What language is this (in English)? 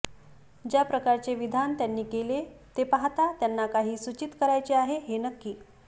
Marathi